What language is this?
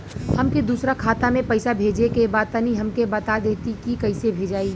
Bhojpuri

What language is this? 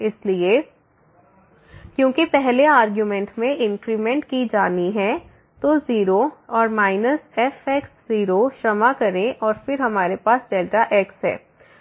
Hindi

